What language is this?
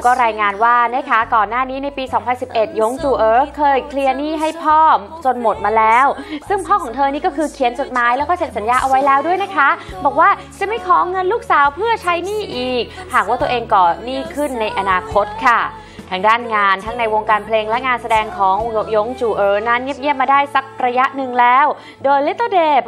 Thai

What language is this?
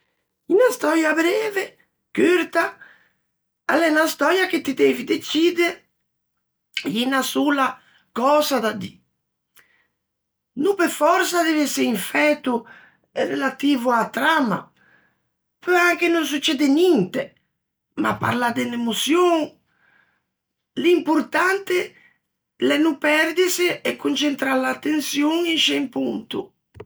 Ligurian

